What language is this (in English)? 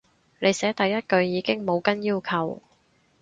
Cantonese